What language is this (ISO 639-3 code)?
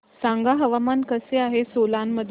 mar